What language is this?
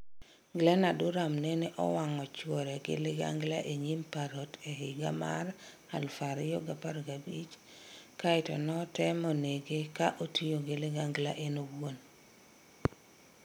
Luo (Kenya and Tanzania)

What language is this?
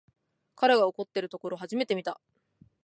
Japanese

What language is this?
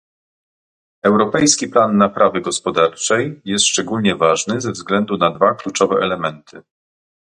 Polish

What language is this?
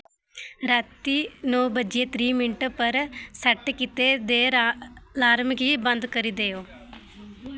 Dogri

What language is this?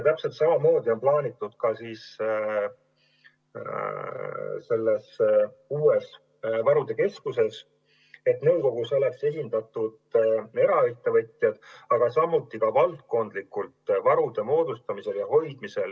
Estonian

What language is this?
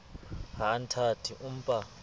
Southern Sotho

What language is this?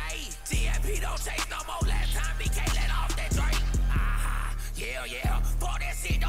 English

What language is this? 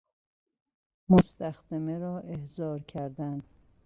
Persian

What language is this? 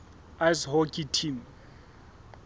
Southern Sotho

